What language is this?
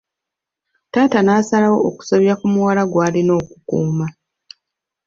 Ganda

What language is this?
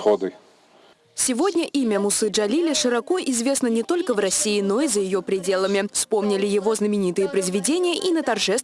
Russian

